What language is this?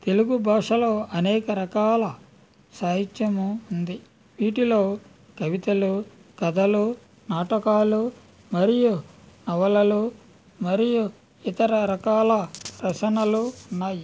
Telugu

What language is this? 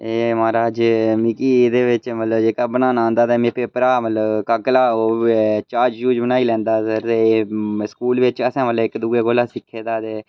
Dogri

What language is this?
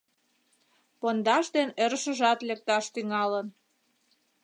Mari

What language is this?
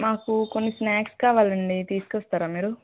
Telugu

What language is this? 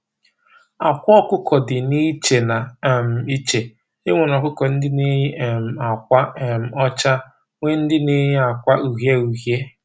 Igbo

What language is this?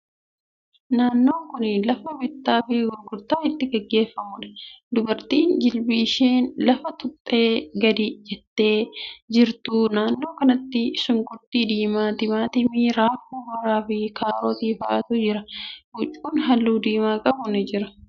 Oromo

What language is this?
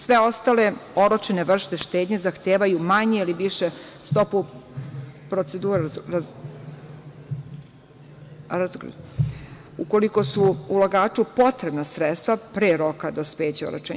Serbian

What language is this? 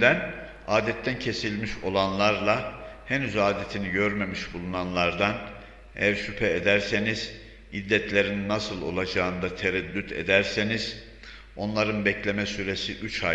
Turkish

